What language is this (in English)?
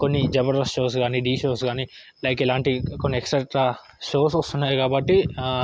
Telugu